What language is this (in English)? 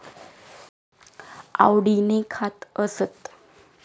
Marathi